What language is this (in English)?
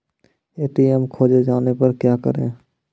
Maithili